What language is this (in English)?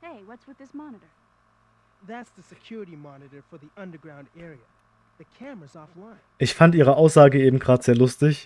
German